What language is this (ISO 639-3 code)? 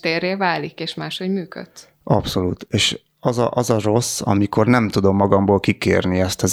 hun